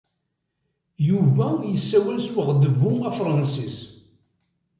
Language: Kabyle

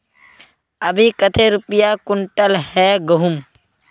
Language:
Magahi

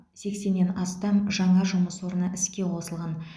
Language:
Kazakh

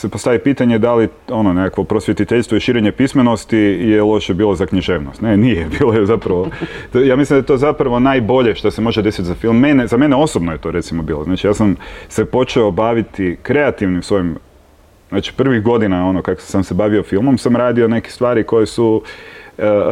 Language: Croatian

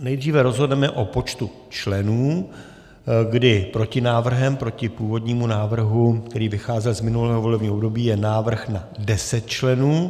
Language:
Czech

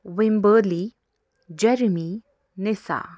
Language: Kashmiri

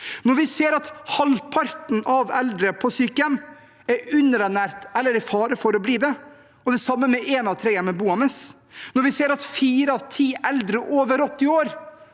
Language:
Norwegian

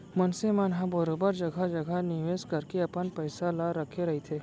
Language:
Chhattisgarhi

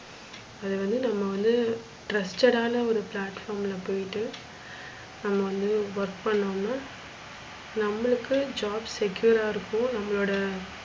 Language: Tamil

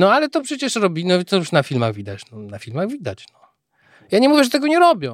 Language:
Polish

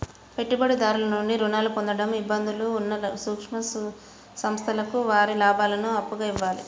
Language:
Telugu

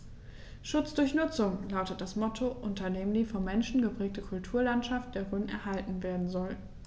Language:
German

